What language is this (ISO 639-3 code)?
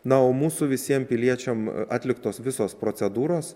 lit